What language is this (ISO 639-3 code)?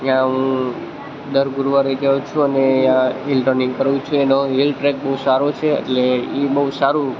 guj